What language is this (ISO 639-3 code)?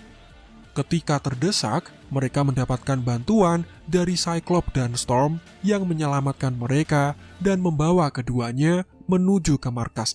ind